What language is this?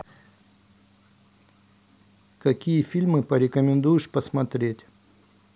Russian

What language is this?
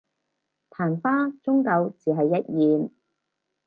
Cantonese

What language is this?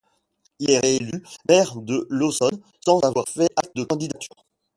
French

